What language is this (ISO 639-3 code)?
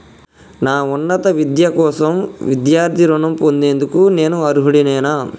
tel